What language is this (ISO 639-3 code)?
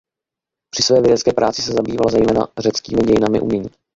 ces